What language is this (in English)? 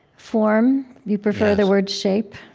English